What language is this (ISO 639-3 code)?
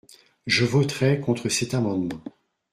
fra